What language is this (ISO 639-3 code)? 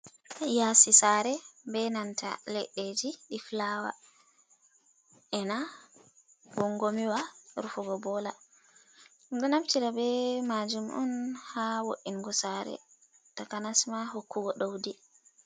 ful